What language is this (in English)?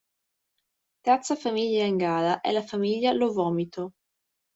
Italian